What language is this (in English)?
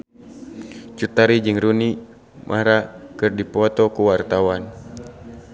Sundanese